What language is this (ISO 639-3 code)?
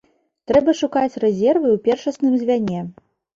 bel